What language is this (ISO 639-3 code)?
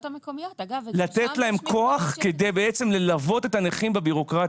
heb